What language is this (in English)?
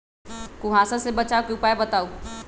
Magahi